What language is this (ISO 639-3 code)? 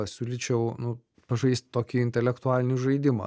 lit